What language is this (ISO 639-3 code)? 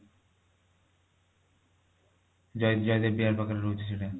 ori